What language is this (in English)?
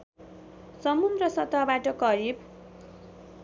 Nepali